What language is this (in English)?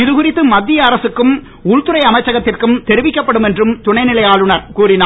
Tamil